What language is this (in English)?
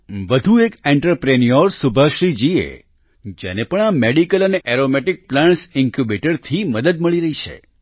Gujarati